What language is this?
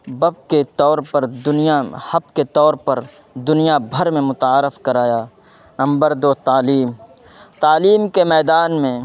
Urdu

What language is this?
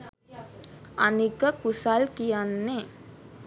Sinhala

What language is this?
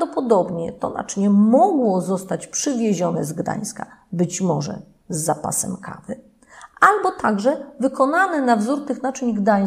Polish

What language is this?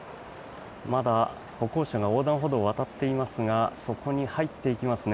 Japanese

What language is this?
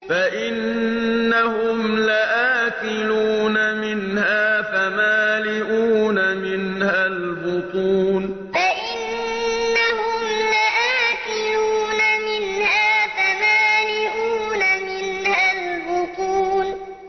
Arabic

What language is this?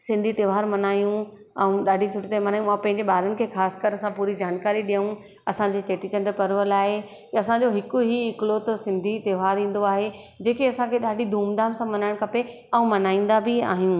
Sindhi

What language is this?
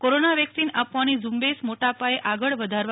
Gujarati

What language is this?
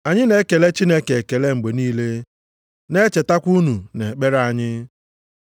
Igbo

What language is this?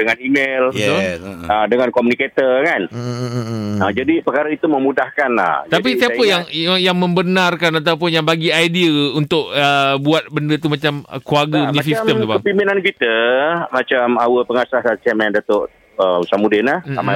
Malay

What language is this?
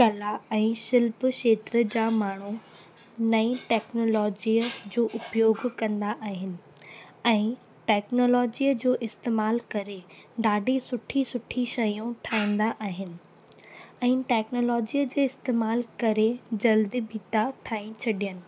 Sindhi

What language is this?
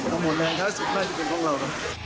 Thai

